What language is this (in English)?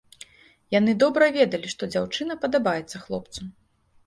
Belarusian